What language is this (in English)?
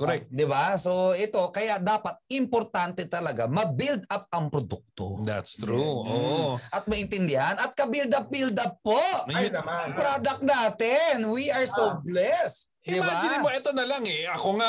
Filipino